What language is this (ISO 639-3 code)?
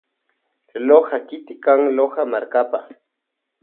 qvj